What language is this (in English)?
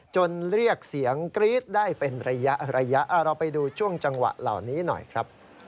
Thai